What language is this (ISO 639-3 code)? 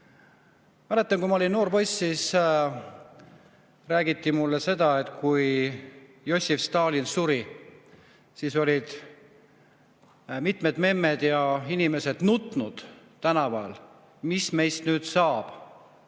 est